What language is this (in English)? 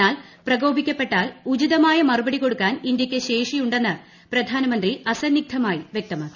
Malayalam